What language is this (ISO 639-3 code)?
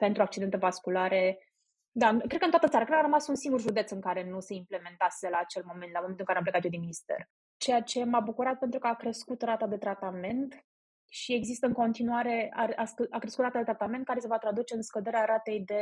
ron